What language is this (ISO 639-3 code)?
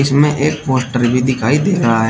hin